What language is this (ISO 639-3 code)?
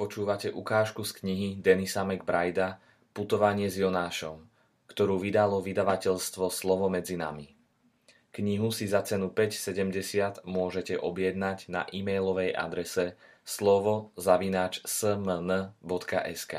slk